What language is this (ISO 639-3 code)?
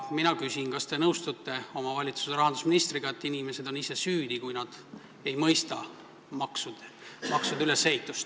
est